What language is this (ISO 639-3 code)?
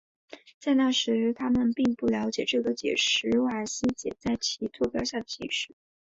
zho